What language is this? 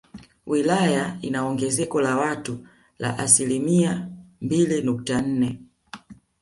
Swahili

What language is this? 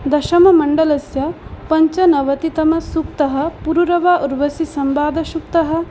Sanskrit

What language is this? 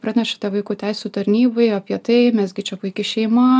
Lithuanian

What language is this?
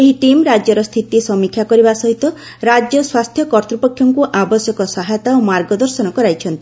Odia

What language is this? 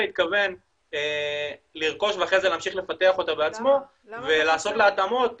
Hebrew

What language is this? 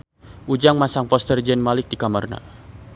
Sundanese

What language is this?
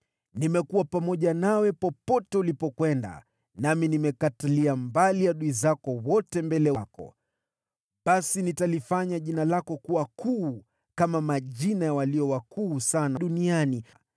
Swahili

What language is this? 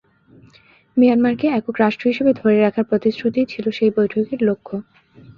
Bangla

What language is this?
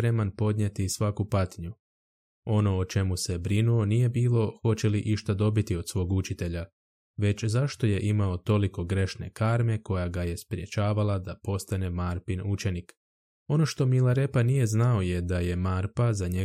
Croatian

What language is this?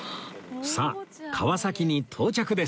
Japanese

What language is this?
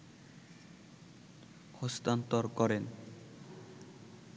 Bangla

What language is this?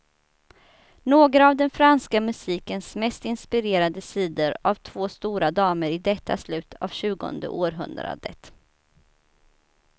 Swedish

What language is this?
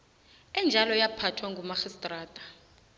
South Ndebele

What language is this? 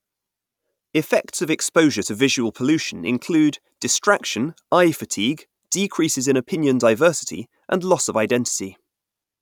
English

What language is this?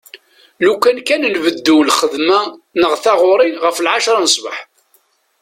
Kabyle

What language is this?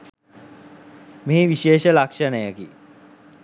Sinhala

